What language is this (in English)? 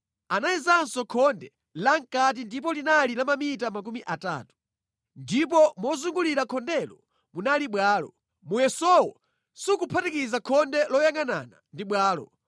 Nyanja